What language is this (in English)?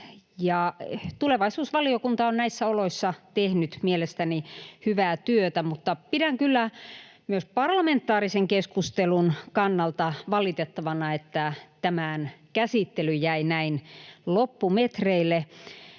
Finnish